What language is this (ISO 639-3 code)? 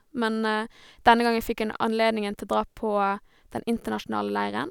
nor